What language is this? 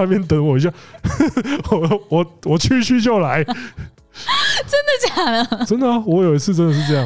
Chinese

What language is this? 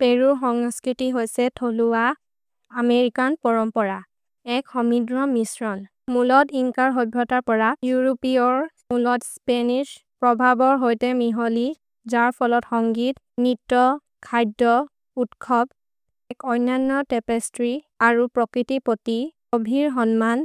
Maria (India)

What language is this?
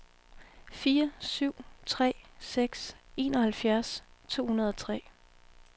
Danish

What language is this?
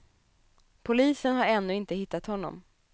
Swedish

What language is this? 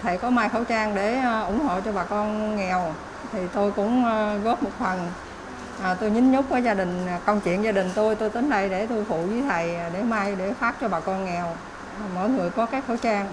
Vietnamese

